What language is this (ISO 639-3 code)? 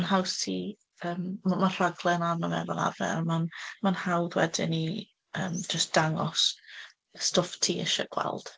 cym